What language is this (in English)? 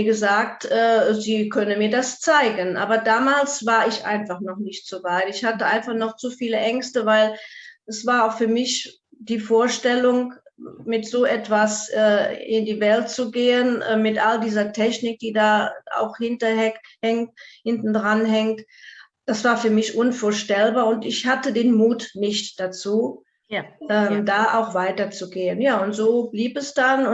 German